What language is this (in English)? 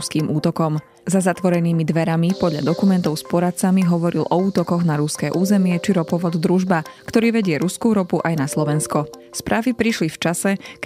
Slovak